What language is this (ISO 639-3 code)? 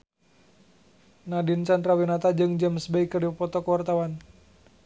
sun